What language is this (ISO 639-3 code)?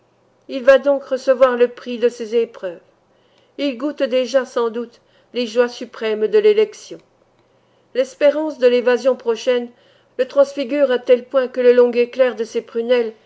fra